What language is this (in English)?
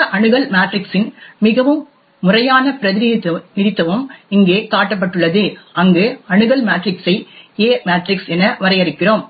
Tamil